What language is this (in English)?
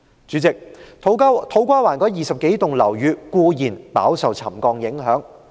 Cantonese